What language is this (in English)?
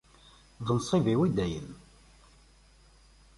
Kabyle